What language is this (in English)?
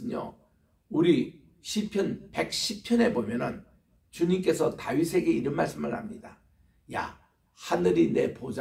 Korean